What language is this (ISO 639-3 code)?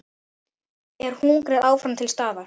isl